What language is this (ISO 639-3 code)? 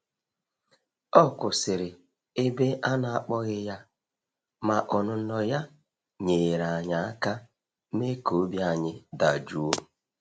ibo